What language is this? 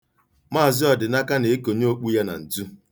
Igbo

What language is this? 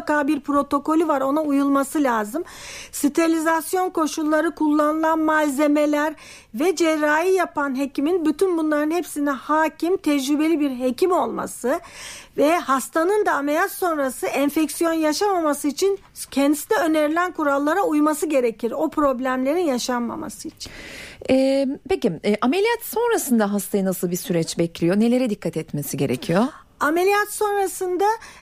Turkish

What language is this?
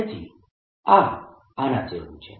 Gujarati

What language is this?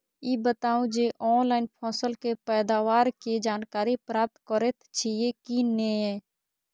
Maithili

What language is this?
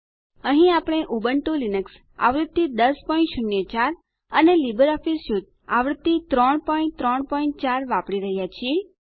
Gujarati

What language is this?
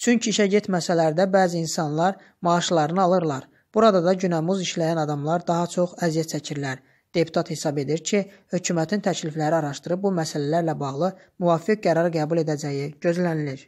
Turkish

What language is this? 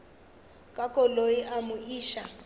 Northern Sotho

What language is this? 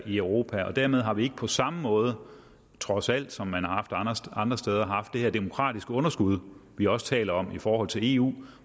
Danish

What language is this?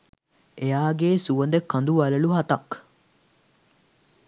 Sinhala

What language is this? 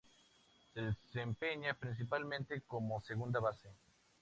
Spanish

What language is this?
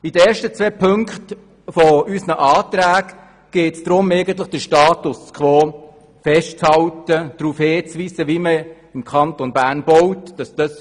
Swiss German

